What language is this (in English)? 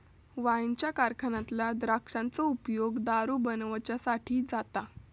Marathi